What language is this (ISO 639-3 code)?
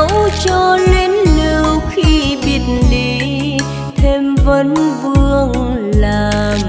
vie